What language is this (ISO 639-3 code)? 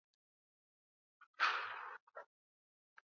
swa